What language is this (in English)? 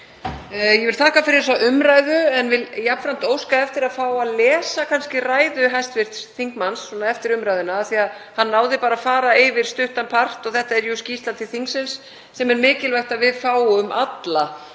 Icelandic